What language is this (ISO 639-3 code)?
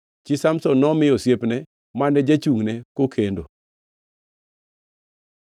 luo